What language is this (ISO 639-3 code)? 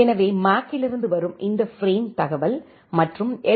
tam